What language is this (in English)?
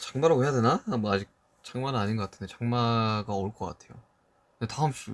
Korean